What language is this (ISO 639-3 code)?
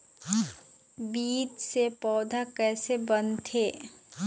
hne